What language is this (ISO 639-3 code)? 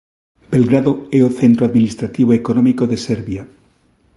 glg